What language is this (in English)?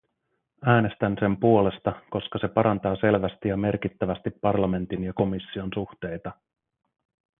Finnish